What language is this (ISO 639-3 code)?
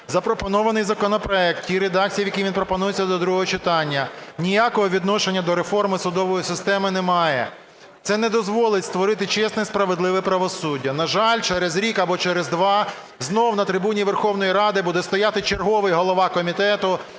ukr